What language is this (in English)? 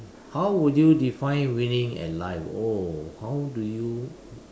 English